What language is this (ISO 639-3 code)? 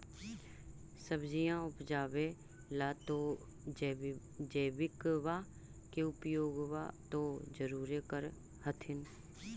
mag